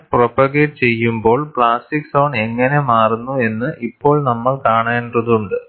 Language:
Malayalam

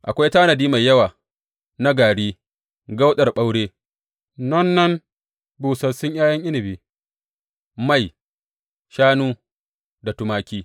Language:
Hausa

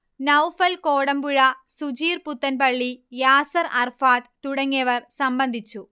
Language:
Malayalam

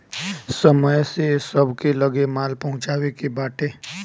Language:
Bhojpuri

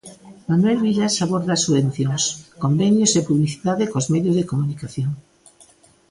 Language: Galician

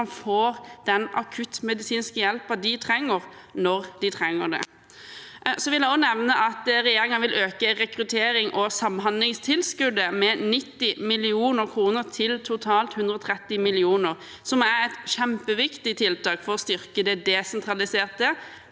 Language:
Norwegian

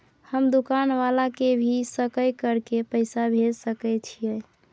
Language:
Maithili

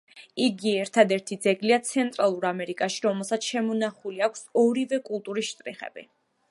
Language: Georgian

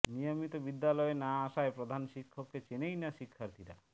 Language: Bangla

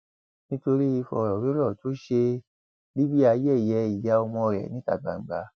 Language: Yoruba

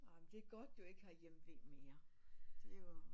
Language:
Danish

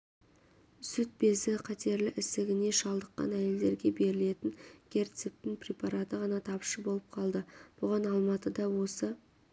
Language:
Kazakh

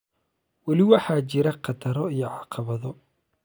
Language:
Somali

